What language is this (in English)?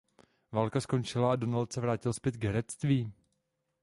Czech